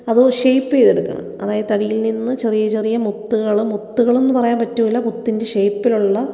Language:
Malayalam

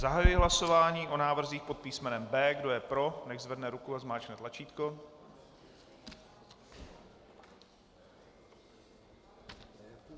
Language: Czech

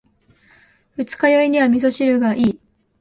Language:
Japanese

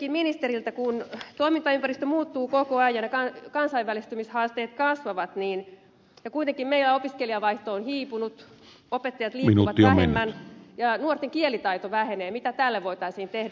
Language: Finnish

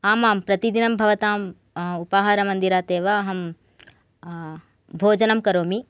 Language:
Sanskrit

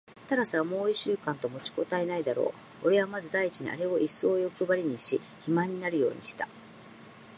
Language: Japanese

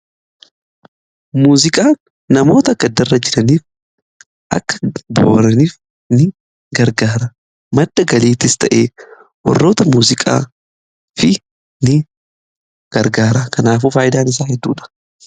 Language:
Oromo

